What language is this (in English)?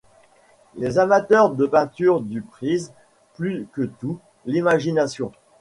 French